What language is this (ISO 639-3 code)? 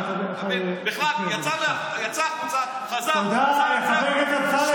heb